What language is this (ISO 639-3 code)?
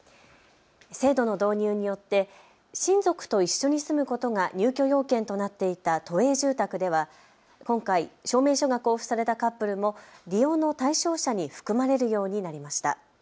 jpn